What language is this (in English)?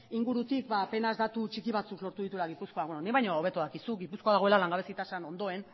Basque